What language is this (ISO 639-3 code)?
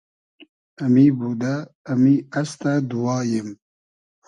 haz